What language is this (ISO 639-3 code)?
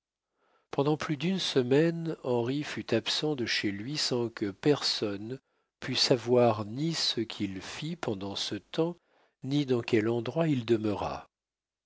fra